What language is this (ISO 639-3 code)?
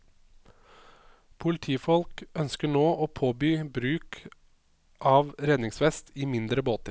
nor